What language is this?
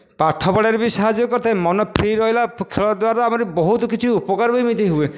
Odia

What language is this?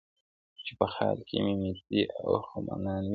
Pashto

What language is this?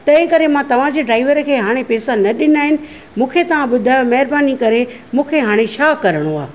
Sindhi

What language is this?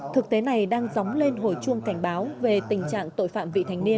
Vietnamese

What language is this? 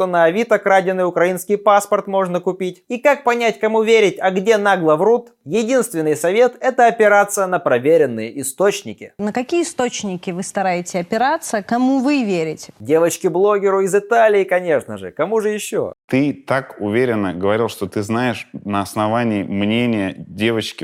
Russian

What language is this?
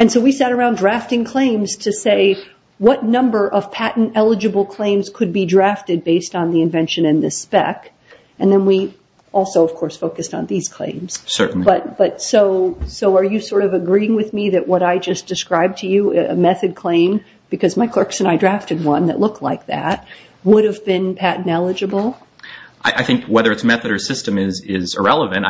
English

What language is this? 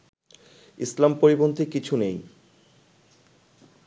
Bangla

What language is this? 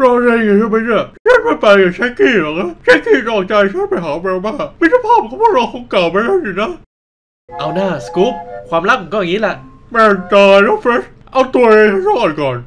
Thai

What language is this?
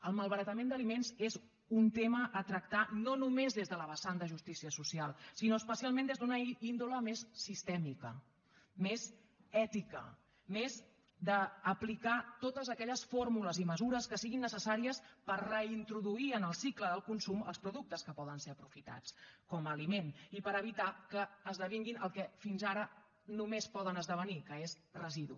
Catalan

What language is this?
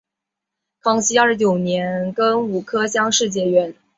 Chinese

